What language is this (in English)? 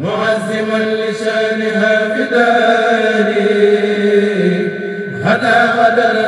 Arabic